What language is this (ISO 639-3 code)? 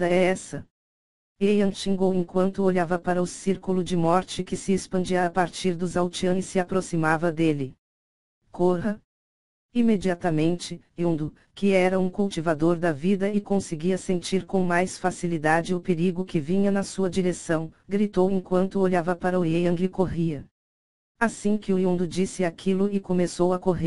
por